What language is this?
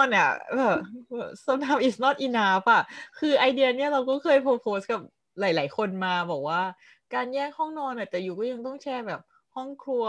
Thai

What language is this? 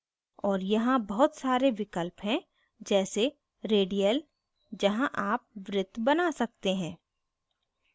Hindi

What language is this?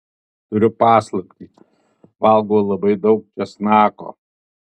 Lithuanian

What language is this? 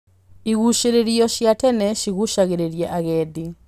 Kikuyu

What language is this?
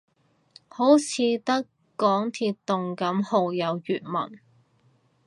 Cantonese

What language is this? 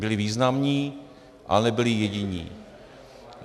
Czech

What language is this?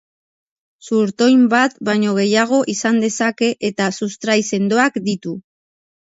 Basque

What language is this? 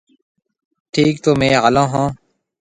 Marwari (Pakistan)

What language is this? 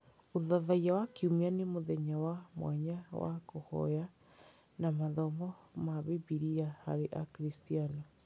Kikuyu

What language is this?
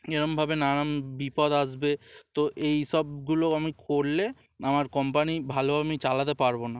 Bangla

